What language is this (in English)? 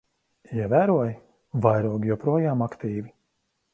Latvian